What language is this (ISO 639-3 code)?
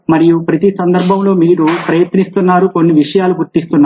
tel